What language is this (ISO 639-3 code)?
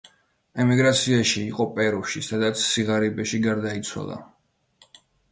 kat